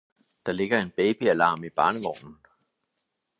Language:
Danish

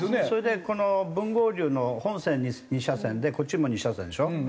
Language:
Japanese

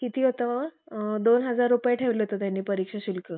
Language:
Marathi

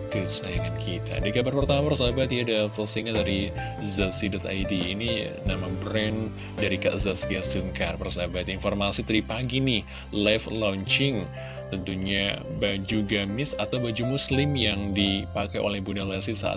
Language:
Indonesian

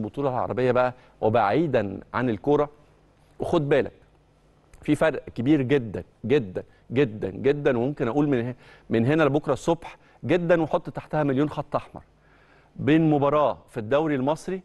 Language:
Arabic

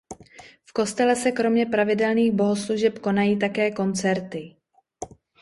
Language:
Czech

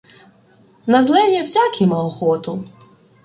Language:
Ukrainian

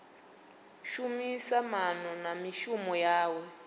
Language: Venda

